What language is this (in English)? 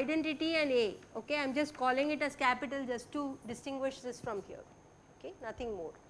English